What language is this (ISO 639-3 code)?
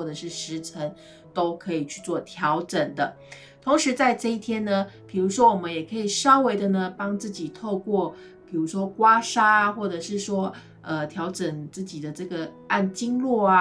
zho